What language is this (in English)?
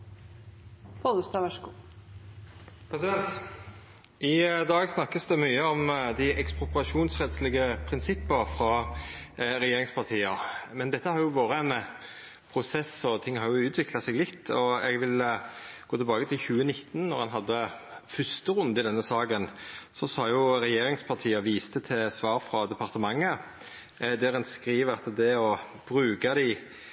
Norwegian